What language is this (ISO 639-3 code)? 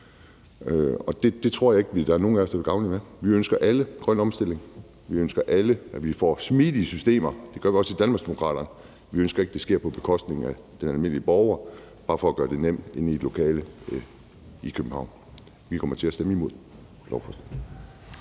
dan